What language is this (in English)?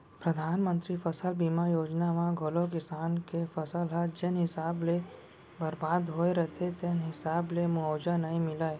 Chhattisgarhi